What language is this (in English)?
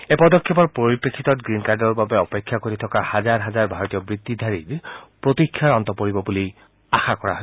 Assamese